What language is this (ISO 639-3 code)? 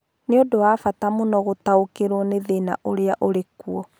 kik